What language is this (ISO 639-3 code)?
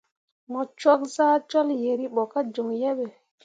mua